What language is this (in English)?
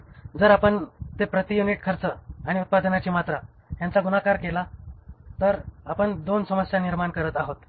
Marathi